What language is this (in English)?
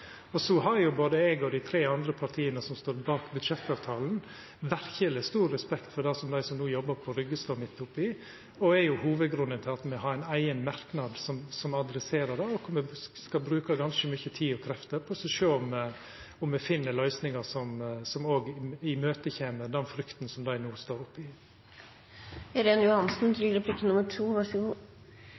Norwegian